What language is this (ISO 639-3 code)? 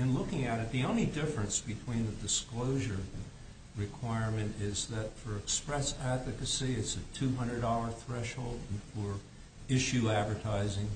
eng